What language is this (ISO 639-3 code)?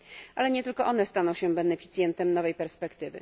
pol